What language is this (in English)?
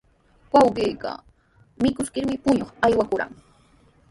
Sihuas Ancash Quechua